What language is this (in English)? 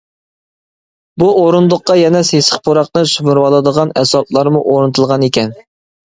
Uyghur